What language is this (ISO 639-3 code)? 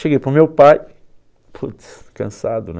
por